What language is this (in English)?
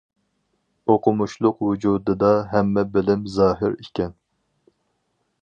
Uyghur